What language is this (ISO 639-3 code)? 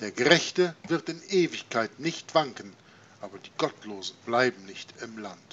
deu